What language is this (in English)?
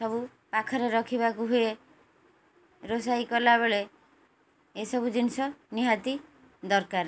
Odia